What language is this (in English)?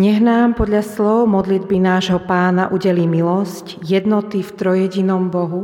Slovak